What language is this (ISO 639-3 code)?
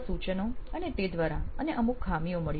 guj